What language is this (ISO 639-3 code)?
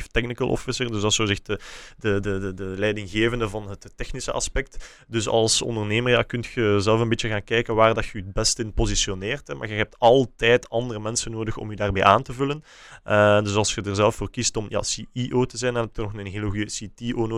nld